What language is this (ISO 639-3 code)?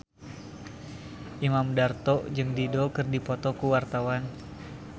sun